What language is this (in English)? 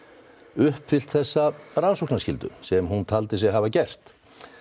Icelandic